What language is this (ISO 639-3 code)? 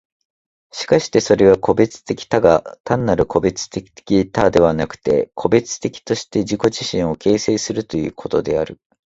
jpn